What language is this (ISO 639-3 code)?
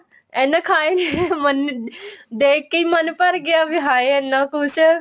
pan